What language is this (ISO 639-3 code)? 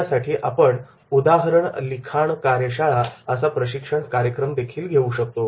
mar